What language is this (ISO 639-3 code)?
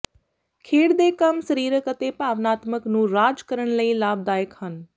pan